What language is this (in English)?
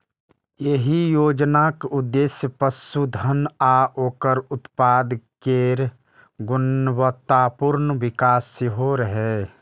Maithili